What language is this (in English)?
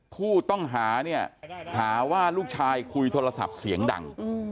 Thai